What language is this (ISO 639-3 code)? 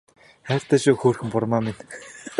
mon